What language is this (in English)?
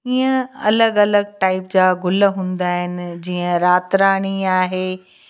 Sindhi